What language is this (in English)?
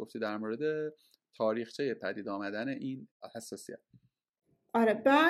Persian